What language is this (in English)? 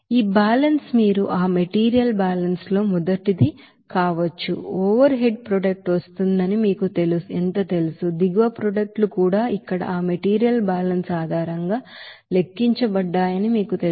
Telugu